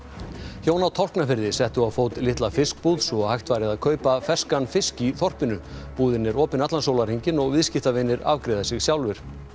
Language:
Icelandic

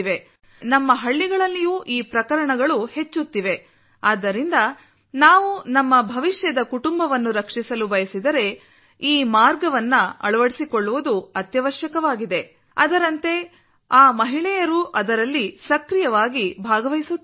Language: Kannada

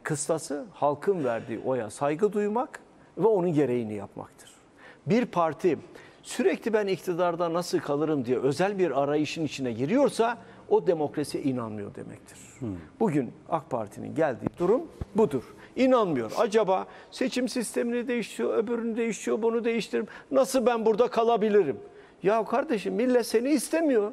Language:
Turkish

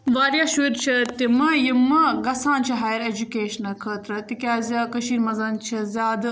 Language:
Kashmiri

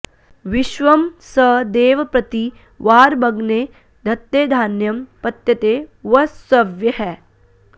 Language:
Sanskrit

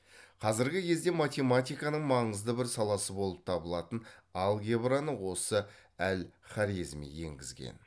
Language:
Kazakh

